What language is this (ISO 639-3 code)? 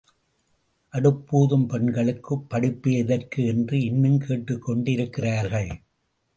tam